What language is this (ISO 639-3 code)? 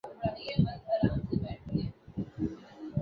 urd